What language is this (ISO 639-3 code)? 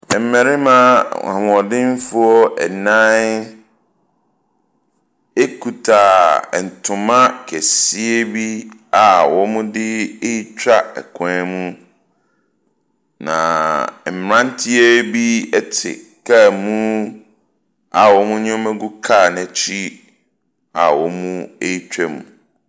aka